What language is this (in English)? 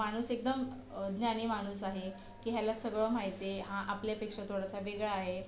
Marathi